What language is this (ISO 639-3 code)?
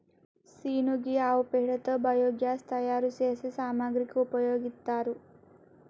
tel